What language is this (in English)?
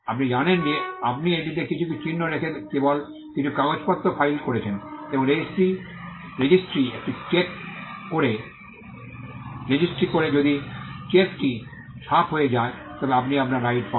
Bangla